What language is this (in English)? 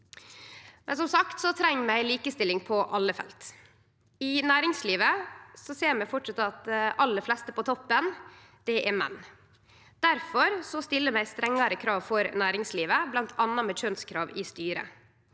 Norwegian